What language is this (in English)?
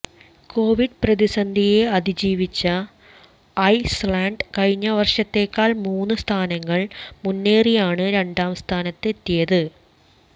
Malayalam